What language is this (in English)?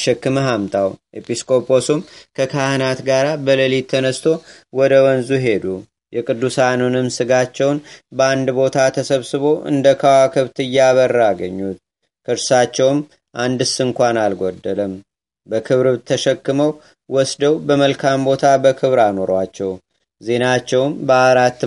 Amharic